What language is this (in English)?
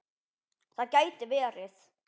Icelandic